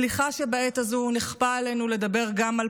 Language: Hebrew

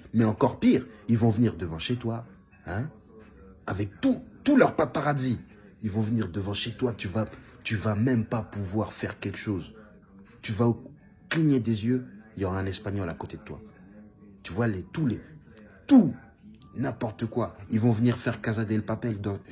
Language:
French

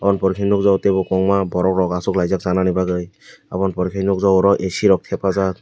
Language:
Kok Borok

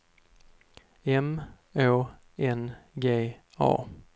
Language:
Swedish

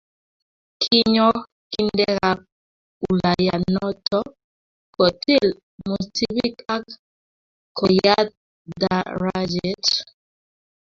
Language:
Kalenjin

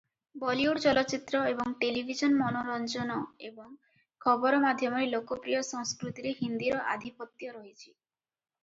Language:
Odia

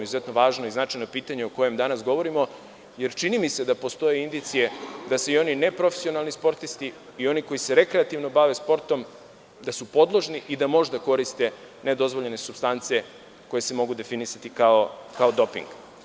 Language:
Serbian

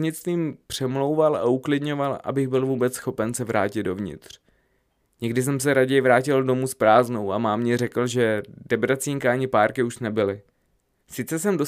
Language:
Czech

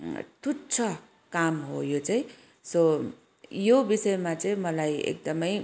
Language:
Nepali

